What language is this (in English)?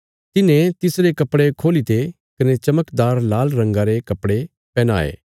Bilaspuri